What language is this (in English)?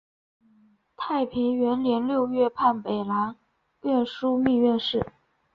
Chinese